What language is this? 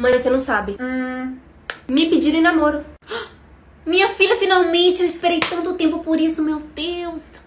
Portuguese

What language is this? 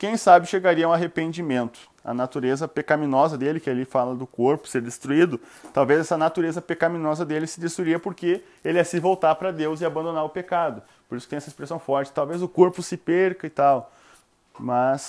Portuguese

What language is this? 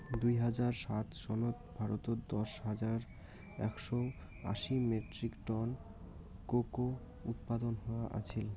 Bangla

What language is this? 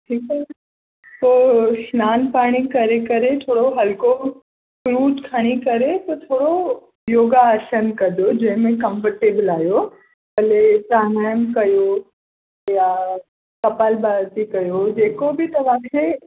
Sindhi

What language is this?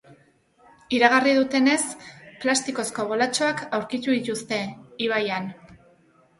Basque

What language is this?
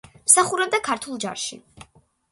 Georgian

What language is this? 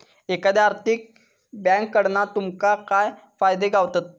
Marathi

